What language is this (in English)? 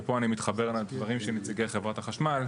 Hebrew